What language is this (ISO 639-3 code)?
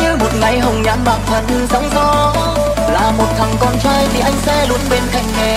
vie